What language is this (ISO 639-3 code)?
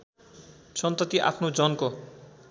nep